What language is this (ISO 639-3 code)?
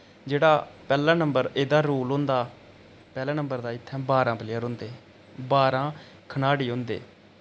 doi